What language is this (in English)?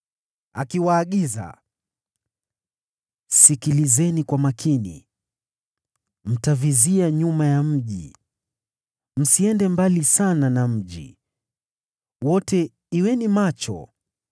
Swahili